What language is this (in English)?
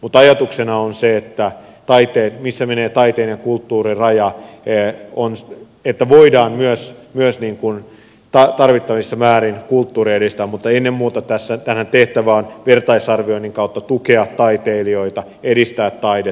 Finnish